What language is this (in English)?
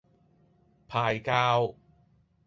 Cantonese